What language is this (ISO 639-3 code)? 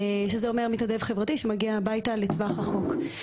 heb